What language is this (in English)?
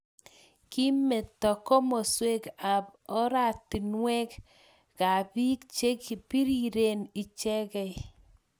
Kalenjin